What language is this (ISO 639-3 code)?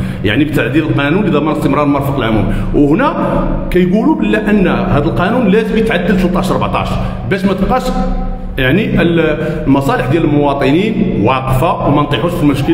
ara